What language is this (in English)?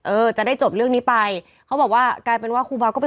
Thai